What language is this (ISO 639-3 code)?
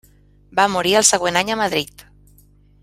cat